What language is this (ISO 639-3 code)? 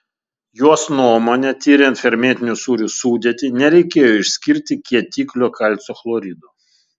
lit